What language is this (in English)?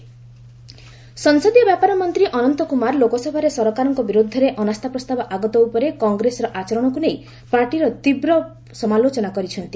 Odia